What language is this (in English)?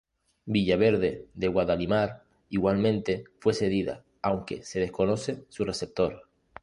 Spanish